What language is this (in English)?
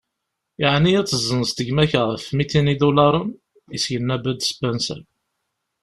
Kabyle